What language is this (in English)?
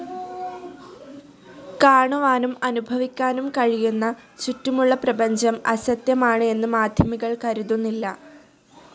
Malayalam